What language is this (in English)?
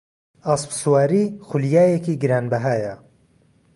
Central Kurdish